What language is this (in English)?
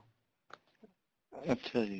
Punjabi